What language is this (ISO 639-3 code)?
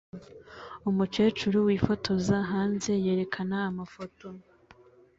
kin